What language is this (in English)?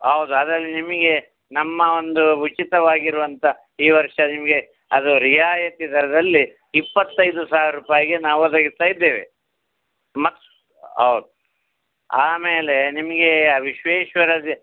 Kannada